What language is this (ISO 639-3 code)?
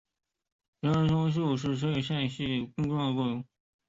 zho